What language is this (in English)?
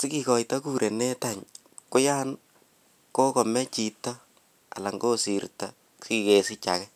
Kalenjin